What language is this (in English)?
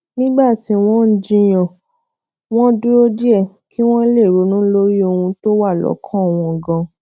Yoruba